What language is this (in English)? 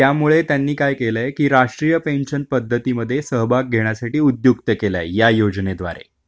Marathi